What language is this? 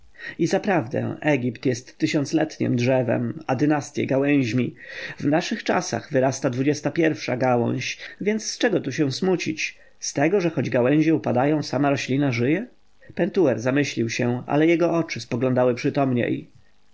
Polish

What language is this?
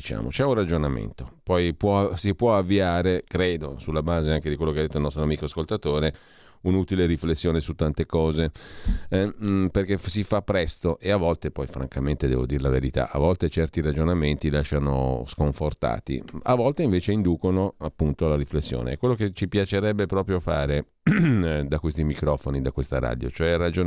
Italian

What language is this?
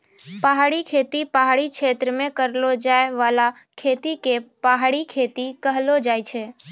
Maithili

